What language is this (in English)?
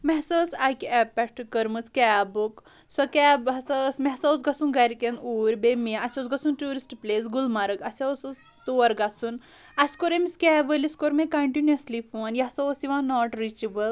Kashmiri